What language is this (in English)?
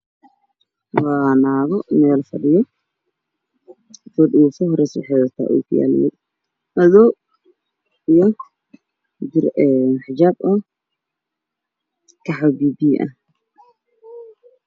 Somali